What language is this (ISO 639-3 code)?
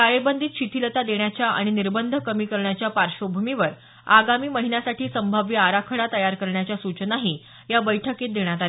mar